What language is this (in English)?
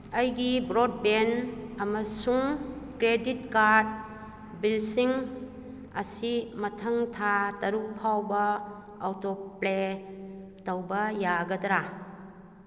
Manipuri